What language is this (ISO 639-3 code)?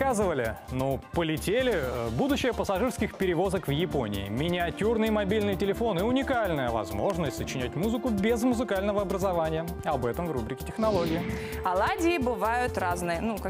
rus